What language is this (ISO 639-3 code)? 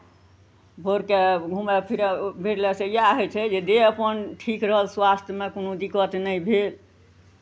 mai